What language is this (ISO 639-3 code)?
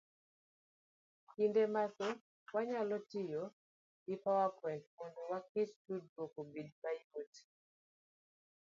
luo